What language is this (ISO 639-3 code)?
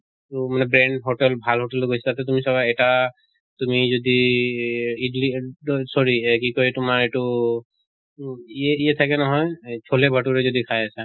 asm